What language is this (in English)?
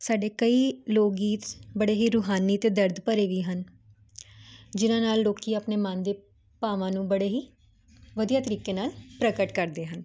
Punjabi